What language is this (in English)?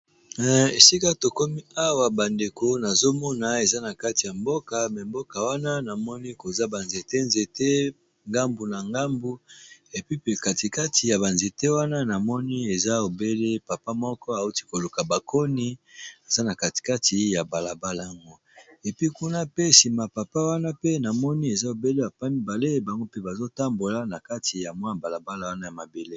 Lingala